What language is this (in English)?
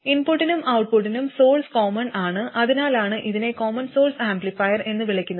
Malayalam